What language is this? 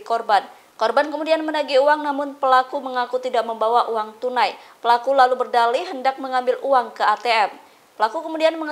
Indonesian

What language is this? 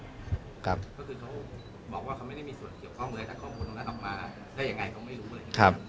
Thai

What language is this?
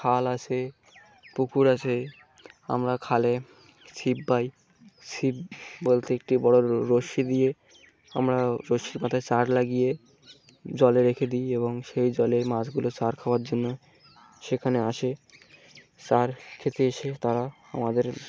Bangla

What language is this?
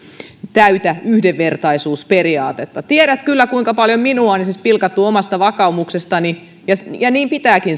Finnish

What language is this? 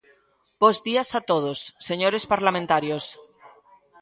Galician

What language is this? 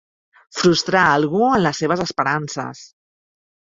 Catalan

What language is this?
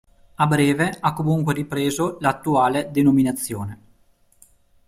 Italian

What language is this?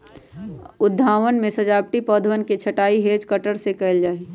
Magahi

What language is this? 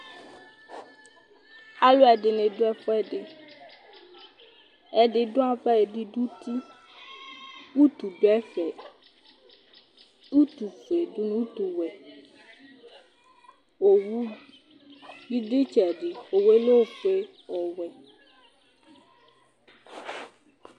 Ikposo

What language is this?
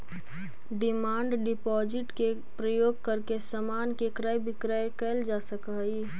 Magahi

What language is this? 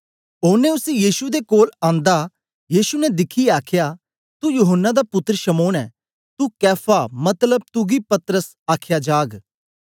Dogri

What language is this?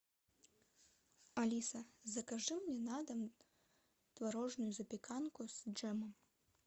Russian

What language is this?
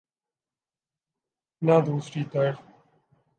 Urdu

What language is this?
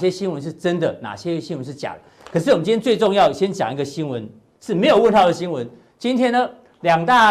Chinese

